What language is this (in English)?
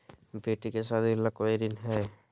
Magahi